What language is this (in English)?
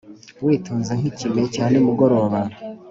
Kinyarwanda